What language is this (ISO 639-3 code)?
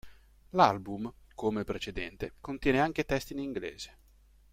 ita